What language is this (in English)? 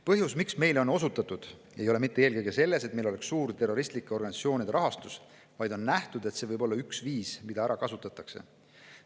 Estonian